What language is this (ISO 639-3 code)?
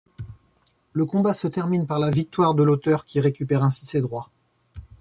fra